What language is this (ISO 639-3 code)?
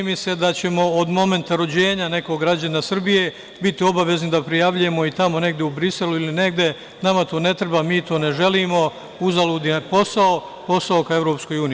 srp